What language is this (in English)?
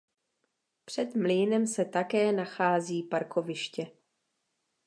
Czech